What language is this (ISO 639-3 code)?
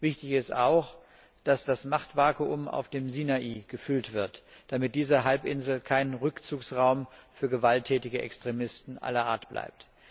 deu